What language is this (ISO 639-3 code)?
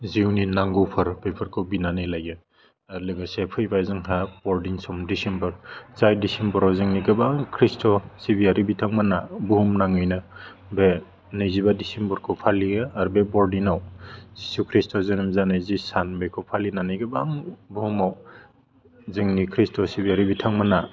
brx